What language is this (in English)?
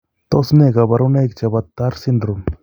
Kalenjin